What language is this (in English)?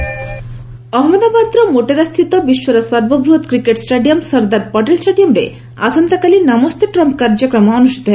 Odia